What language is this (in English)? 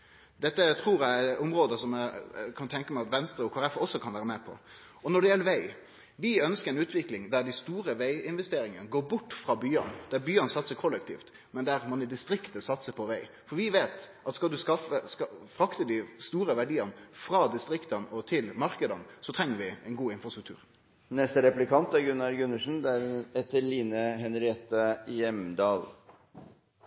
Norwegian